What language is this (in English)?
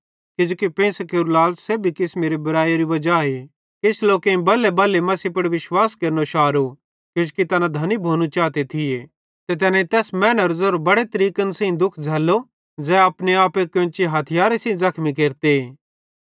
Bhadrawahi